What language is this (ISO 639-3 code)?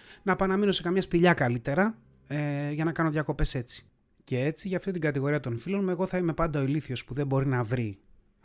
ell